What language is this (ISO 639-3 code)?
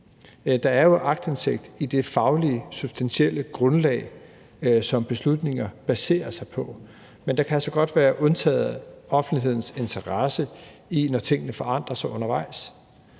dan